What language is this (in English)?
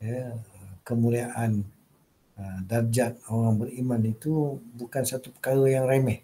Malay